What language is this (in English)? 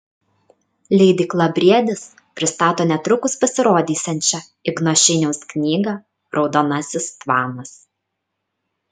Lithuanian